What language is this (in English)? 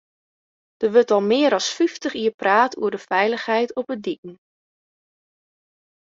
Western Frisian